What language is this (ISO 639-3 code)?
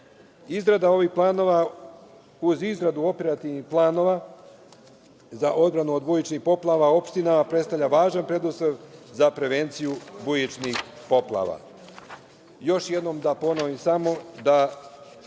srp